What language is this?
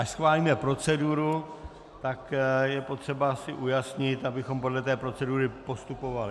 Czech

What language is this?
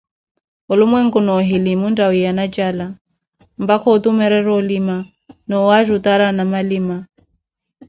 Koti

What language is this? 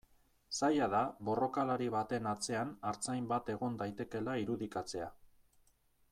Basque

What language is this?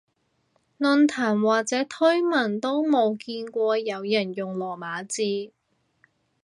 Cantonese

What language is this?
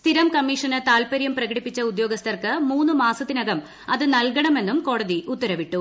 Malayalam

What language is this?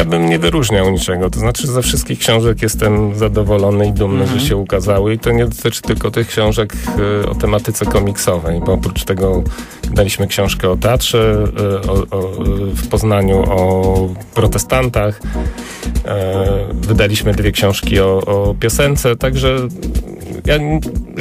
Polish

